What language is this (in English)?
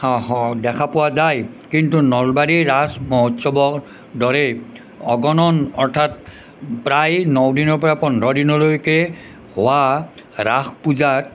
Assamese